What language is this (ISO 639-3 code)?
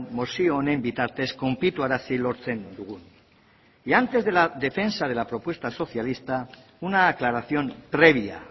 spa